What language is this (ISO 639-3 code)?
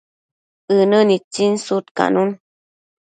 mcf